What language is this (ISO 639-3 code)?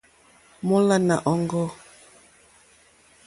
bri